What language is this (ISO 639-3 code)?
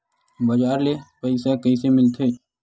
hne